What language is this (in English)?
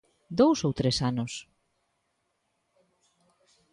Galician